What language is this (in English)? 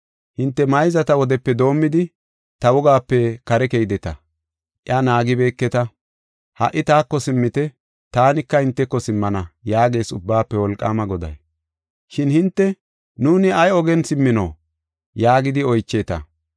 Gofa